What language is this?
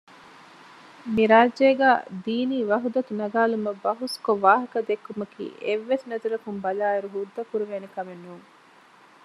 Divehi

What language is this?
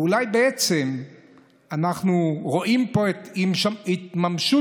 Hebrew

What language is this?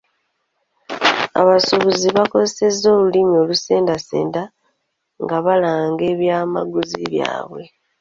Ganda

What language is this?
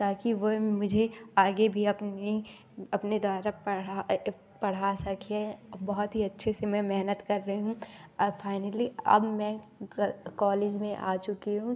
Hindi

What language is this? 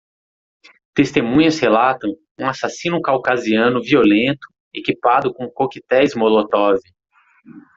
Portuguese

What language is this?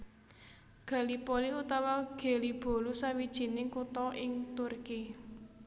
Javanese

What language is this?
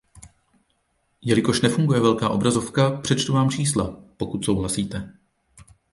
Czech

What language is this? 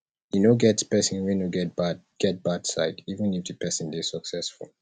Nigerian Pidgin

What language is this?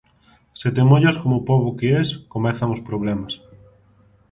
Galician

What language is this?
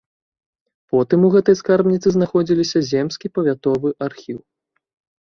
Belarusian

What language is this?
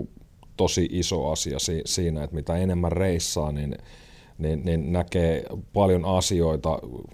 Finnish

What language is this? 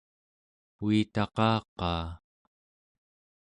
Central Yupik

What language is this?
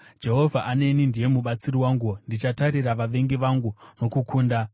Shona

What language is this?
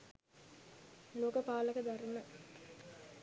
Sinhala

